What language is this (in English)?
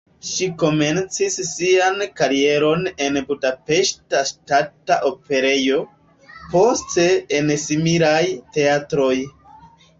Esperanto